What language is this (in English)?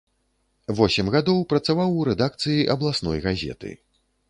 Belarusian